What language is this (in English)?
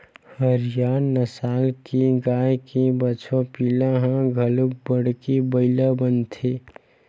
Chhattisgarhi